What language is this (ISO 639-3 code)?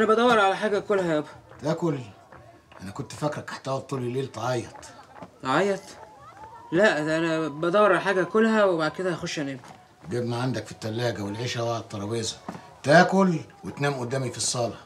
ara